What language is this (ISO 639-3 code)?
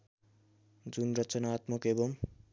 nep